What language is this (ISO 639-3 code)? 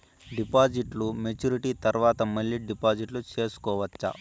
tel